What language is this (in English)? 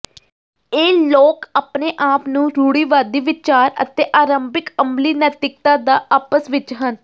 Punjabi